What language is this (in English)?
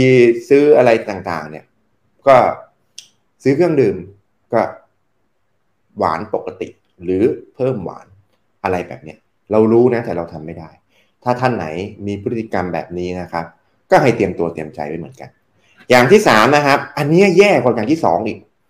Thai